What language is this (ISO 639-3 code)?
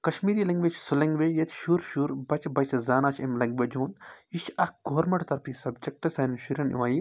kas